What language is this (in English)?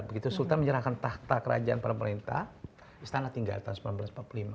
Indonesian